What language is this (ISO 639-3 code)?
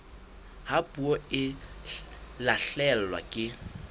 sot